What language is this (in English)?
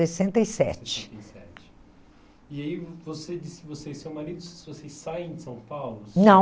Portuguese